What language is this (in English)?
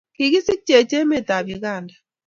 Kalenjin